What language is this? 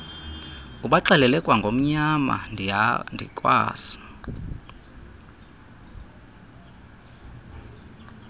Xhosa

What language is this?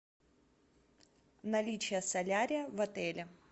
Russian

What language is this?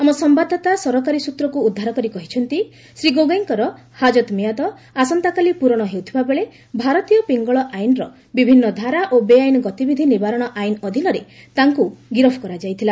Odia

